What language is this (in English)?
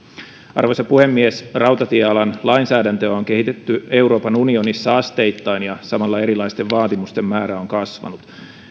Finnish